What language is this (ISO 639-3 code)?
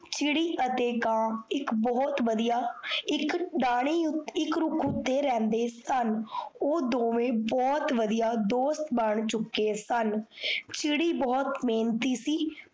pan